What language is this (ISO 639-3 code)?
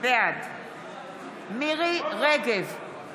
heb